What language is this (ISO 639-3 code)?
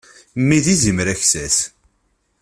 kab